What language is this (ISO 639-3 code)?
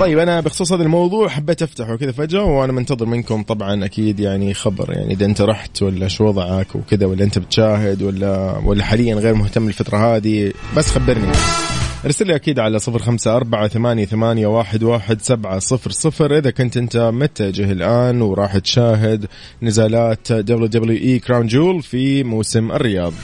ara